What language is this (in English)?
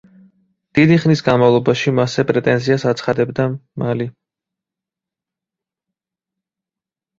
Georgian